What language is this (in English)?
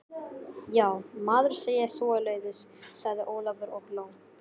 Icelandic